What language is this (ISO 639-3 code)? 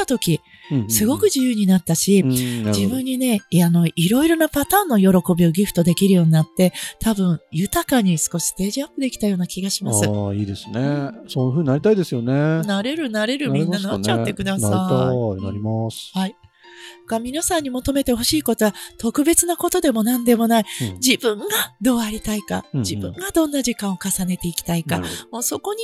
jpn